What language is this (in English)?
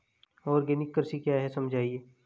Hindi